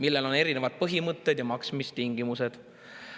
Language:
Estonian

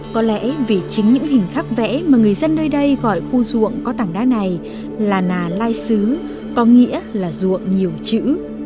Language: Vietnamese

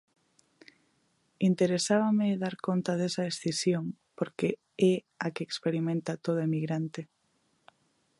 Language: Galician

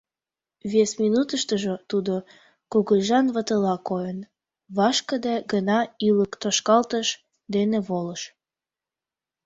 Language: Mari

